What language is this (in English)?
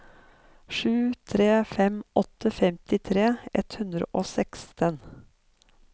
Norwegian